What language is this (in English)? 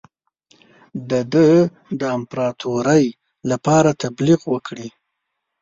Pashto